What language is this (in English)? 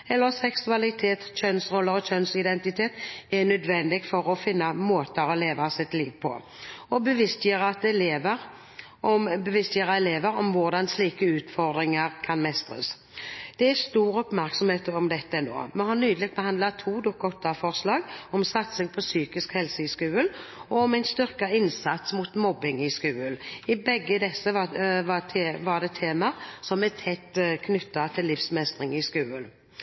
Norwegian Bokmål